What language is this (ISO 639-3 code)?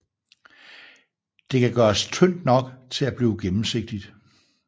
dan